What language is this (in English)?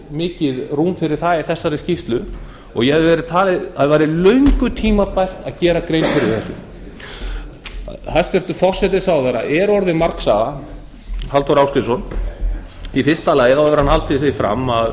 Icelandic